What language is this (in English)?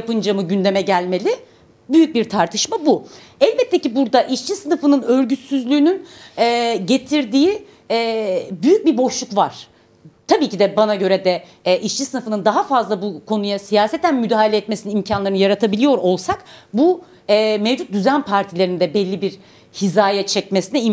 Turkish